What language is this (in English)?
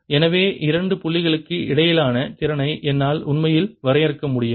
Tamil